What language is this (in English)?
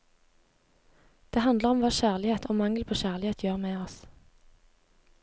Norwegian